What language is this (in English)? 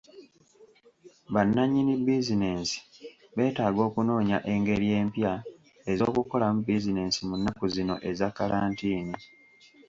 Ganda